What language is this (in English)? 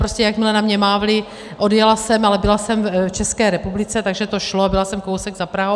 Czech